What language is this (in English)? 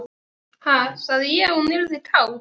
Icelandic